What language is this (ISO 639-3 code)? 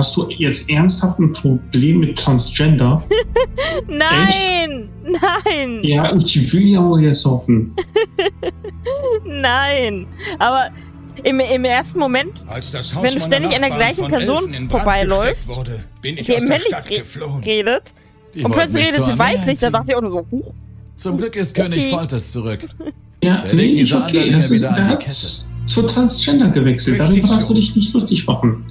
deu